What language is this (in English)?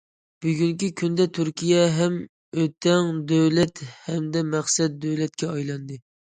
Uyghur